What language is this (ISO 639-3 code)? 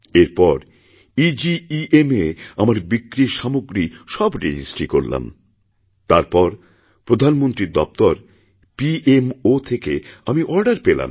ben